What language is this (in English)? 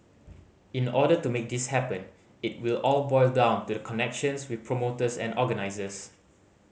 English